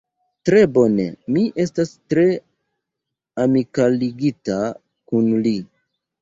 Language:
Esperanto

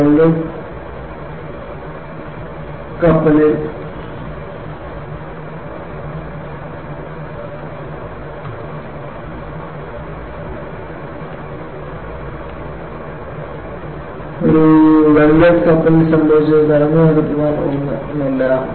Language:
Malayalam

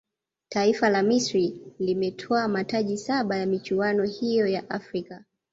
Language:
Swahili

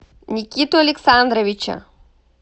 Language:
Russian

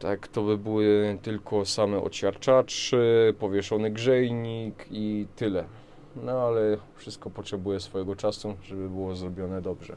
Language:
Polish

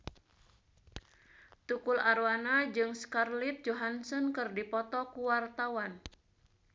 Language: Sundanese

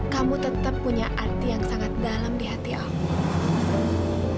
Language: Indonesian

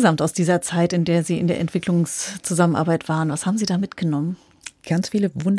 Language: German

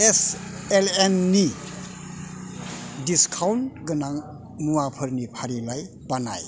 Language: Bodo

